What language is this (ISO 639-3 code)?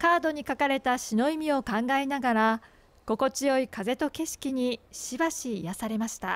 jpn